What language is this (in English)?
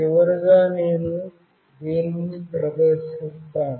Telugu